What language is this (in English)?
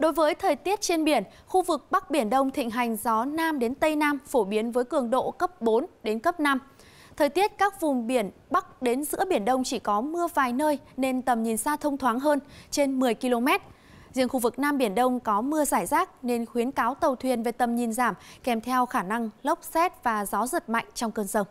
Vietnamese